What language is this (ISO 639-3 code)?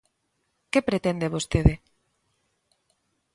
glg